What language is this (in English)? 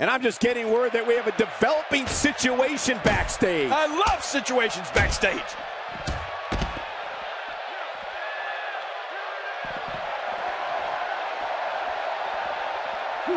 English